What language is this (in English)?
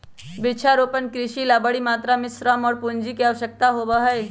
Magahi